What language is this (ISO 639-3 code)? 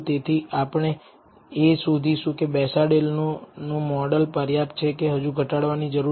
guj